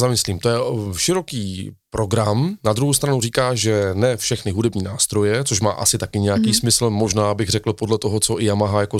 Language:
Czech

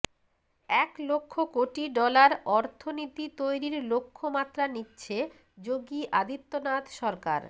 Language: Bangla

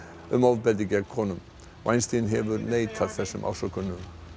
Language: Icelandic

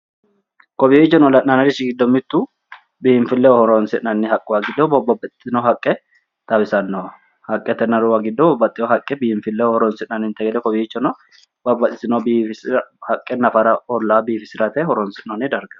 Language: Sidamo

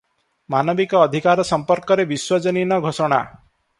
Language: Odia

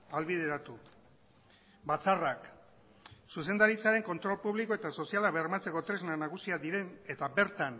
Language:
Basque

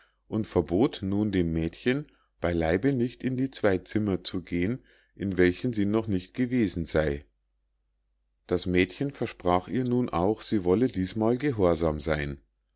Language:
German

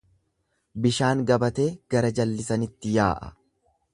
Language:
Oromo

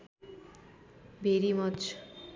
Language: Nepali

